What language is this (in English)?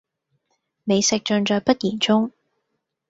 Cantonese